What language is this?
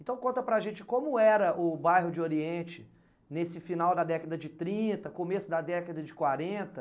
Portuguese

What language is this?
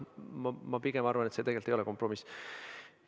Estonian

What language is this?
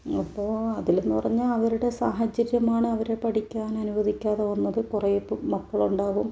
Malayalam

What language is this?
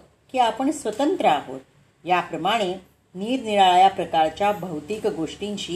Marathi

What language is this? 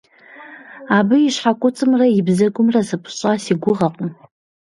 Kabardian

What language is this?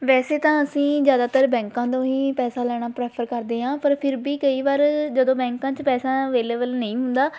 Punjabi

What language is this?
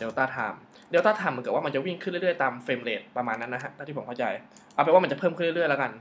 Thai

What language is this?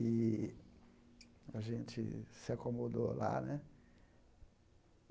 Portuguese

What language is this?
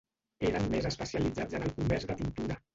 Catalan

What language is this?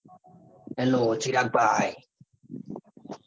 Gujarati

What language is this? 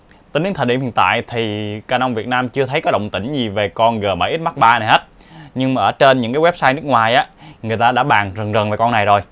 Vietnamese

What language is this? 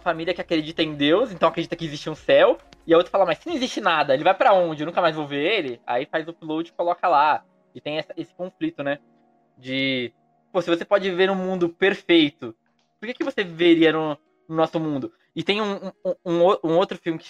Portuguese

